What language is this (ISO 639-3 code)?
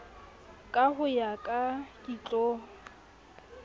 sot